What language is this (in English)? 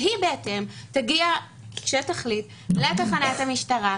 Hebrew